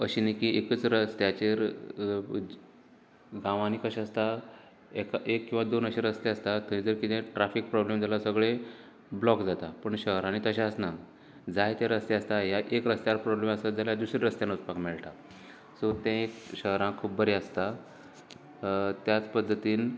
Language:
Konkani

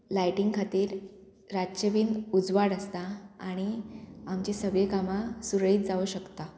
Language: Konkani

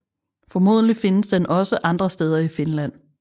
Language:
Danish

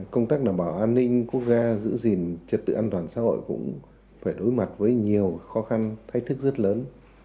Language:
Vietnamese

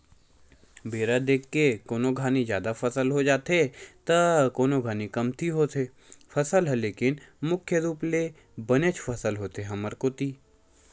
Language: Chhattisgarhi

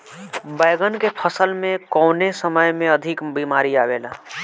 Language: Bhojpuri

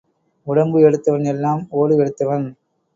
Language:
Tamil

